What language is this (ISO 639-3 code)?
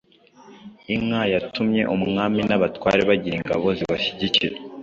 kin